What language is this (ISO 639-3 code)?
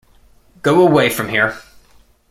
eng